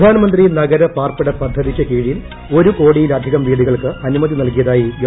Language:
Malayalam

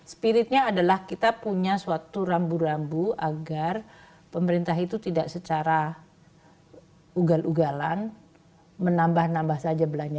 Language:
Indonesian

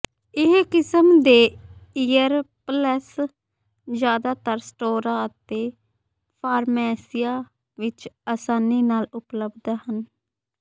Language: Punjabi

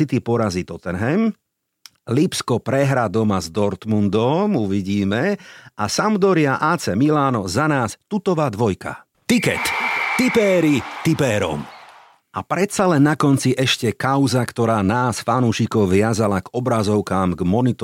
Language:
Slovak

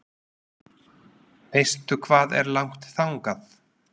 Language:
Icelandic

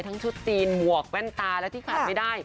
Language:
Thai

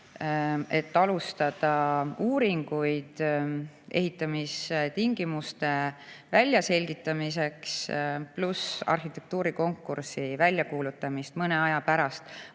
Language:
Estonian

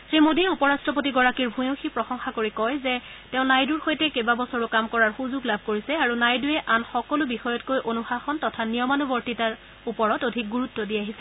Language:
Assamese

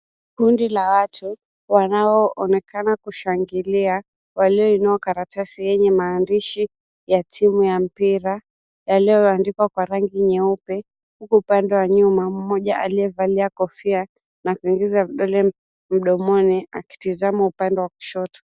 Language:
Swahili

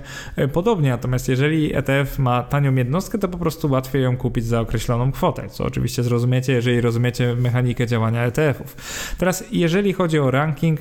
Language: Polish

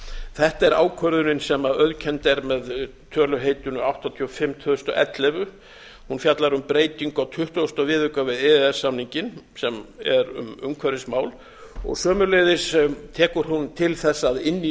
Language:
Icelandic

